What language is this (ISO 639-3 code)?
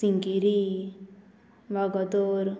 kok